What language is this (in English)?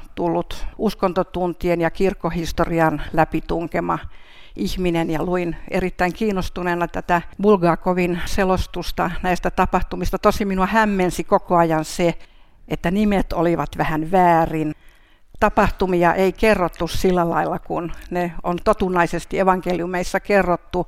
Finnish